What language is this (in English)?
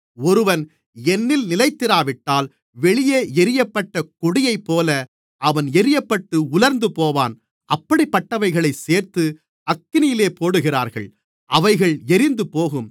Tamil